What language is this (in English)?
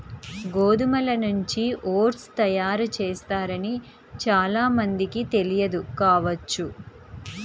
Telugu